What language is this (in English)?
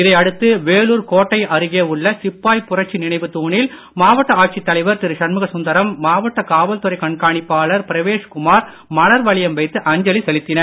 Tamil